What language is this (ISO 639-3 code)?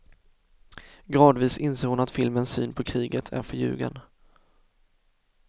swe